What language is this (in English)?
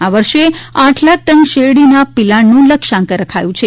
Gujarati